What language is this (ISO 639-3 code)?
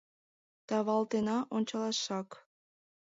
chm